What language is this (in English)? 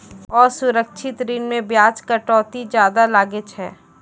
Maithili